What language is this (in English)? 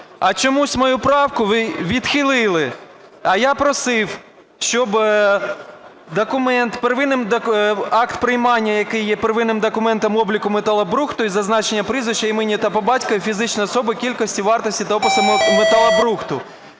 Ukrainian